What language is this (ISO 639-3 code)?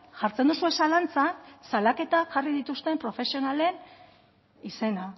eus